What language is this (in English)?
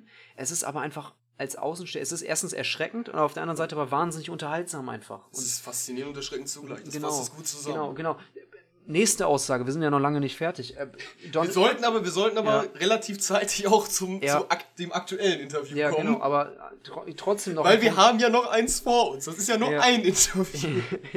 German